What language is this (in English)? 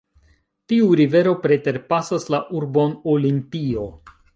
Esperanto